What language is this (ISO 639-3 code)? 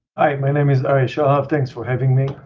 eng